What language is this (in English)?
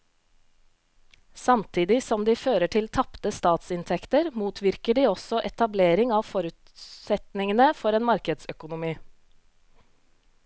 Norwegian